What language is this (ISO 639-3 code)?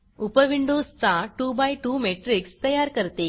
mar